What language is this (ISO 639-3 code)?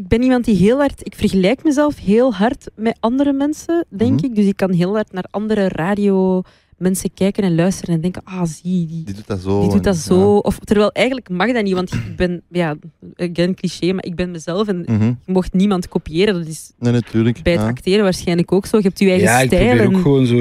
nld